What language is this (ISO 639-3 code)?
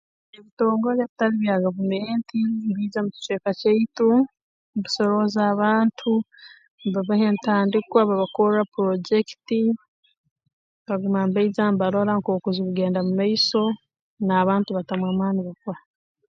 ttj